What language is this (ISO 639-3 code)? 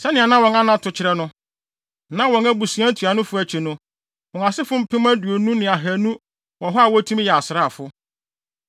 aka